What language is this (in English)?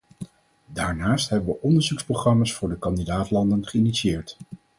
Dutch